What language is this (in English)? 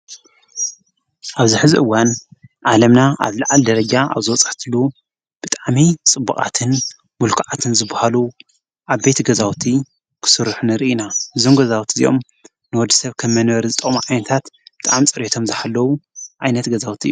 Tigrinya